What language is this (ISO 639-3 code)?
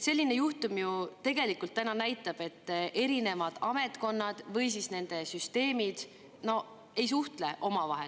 est